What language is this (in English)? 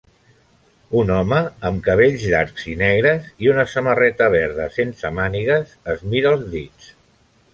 Catalan